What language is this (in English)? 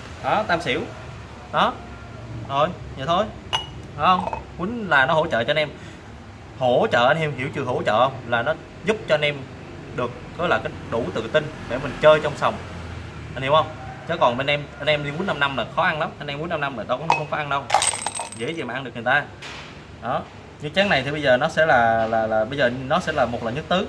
Vietnamese